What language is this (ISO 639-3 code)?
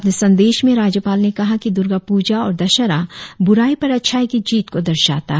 hin